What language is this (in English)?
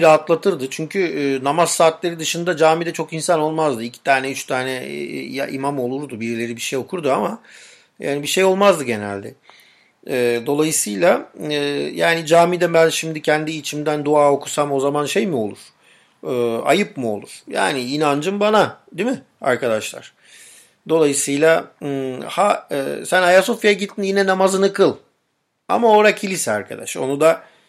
Turkish